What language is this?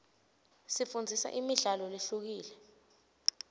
Swati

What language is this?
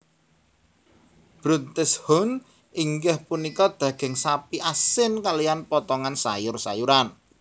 Javanese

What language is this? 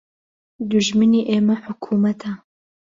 Central Kurdish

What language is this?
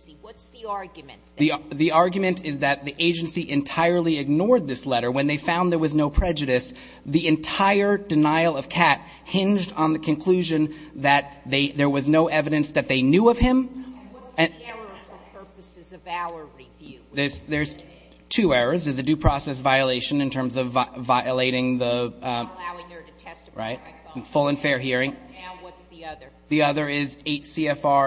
English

